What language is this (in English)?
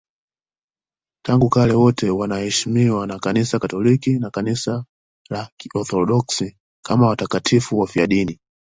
Swahili